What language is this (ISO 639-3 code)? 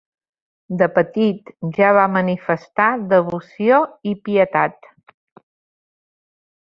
cat